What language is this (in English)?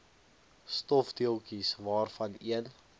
Afrikaans